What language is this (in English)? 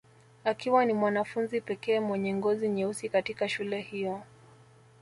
Swahili